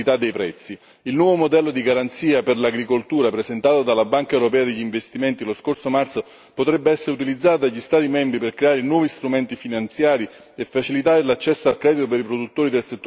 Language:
Italian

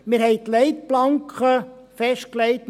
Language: Swiss German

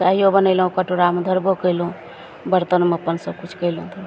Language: Maithili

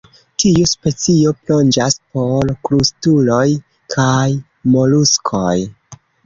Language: Esperanto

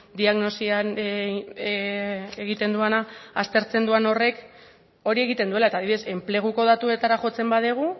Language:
Basque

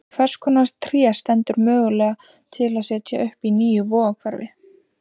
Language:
Icelandic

